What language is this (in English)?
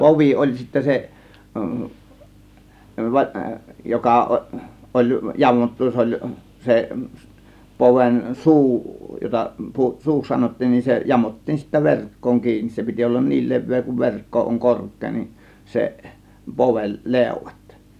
Finnish